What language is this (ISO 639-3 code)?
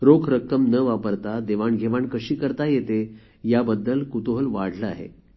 mar